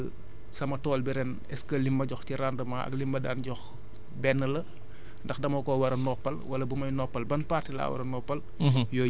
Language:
Wolof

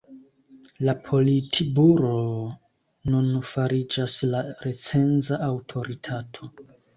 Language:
Esperanto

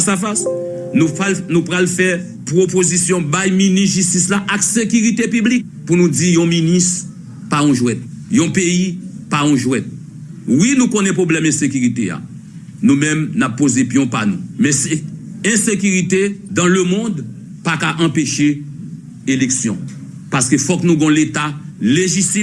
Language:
French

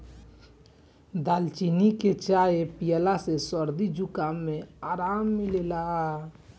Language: Bhojpuri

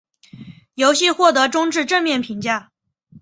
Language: Chinese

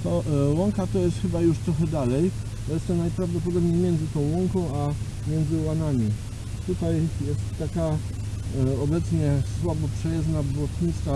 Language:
Polish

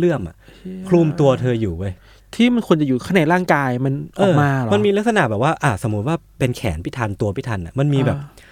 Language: Thai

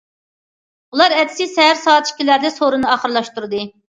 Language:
Uyghur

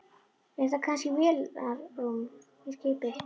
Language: Icelandic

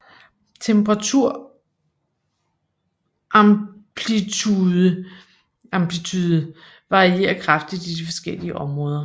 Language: Danish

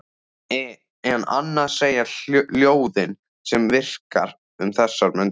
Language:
Icelandic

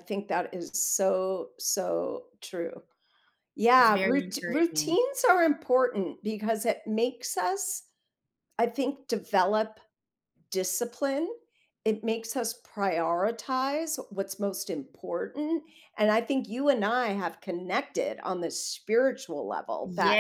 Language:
English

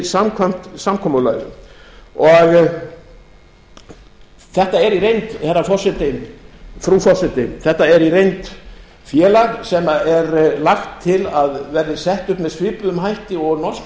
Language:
Icelandic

